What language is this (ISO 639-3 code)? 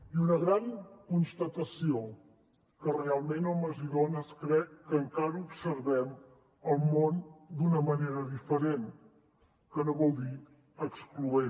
cat